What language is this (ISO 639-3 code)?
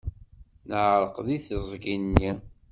kab